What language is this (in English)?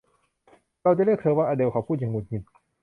Thai